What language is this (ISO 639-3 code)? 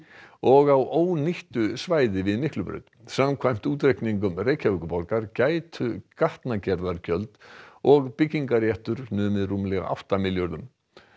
isl